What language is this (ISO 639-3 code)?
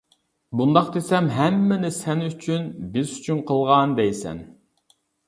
uig